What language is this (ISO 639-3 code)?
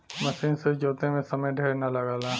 bho